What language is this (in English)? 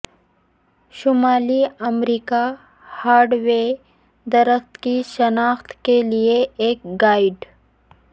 Urdu